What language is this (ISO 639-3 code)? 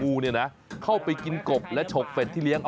tha